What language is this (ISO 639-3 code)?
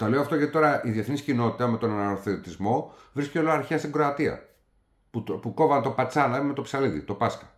ell